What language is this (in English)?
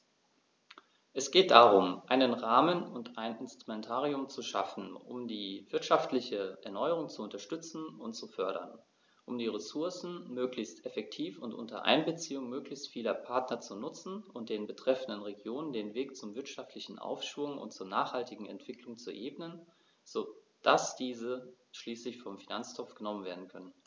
German